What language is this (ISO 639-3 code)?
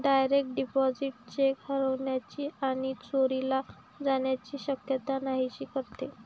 mar